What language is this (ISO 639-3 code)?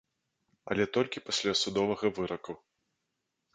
bel